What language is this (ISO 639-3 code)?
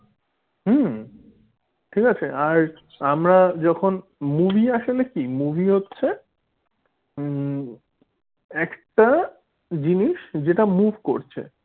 ben